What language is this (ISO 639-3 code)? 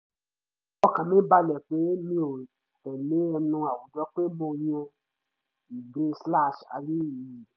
yor